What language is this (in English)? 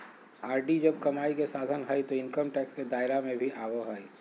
Magahi